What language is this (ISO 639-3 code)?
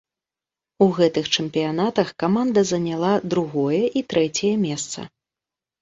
bel